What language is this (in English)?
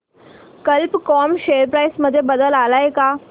Marathi